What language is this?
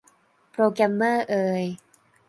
Thai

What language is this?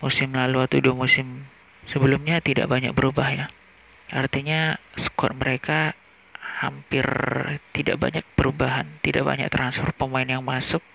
Indonesian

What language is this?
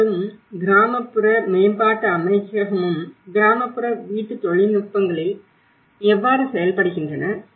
Tamil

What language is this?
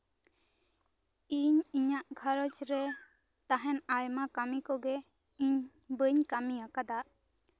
Santali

